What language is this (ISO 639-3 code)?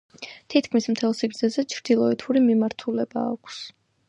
kat